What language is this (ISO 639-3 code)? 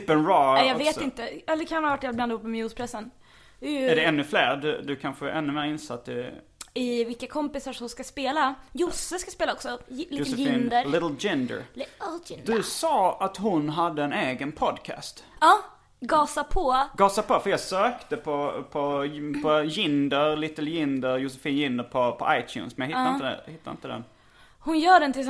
swe